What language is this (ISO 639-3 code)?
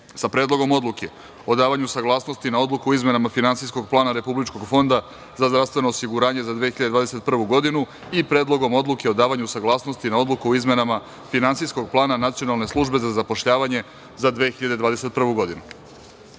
srp